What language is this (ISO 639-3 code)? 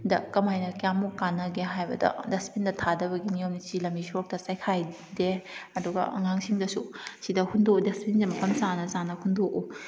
mni